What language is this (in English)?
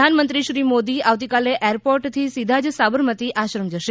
Gujarati